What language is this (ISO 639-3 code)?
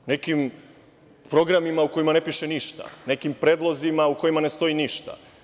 srp